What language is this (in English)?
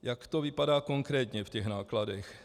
Czech